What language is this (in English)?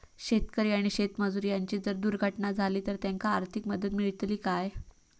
Marathi